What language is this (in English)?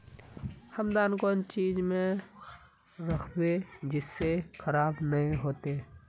Magahi